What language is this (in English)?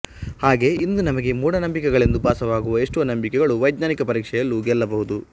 Kannada